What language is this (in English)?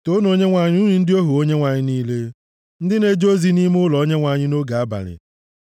Igbo